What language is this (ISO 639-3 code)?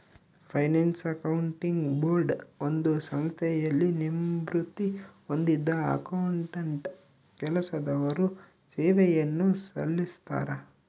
kan